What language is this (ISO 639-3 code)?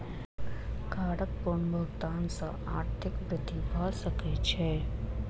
mai